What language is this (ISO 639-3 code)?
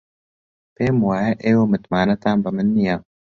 ckb